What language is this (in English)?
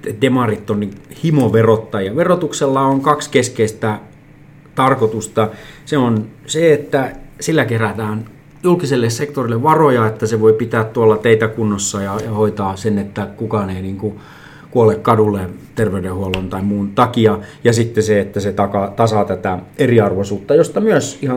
Finnish